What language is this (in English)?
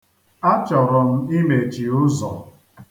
Igbo